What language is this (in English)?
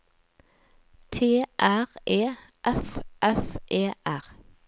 Norwegian